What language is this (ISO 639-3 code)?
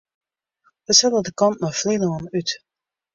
fry